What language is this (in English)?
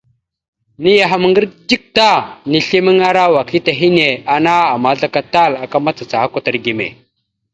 Mada (Cameroon)